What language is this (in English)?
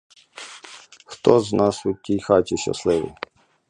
Ukrainian